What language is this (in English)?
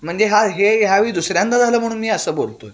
Marathi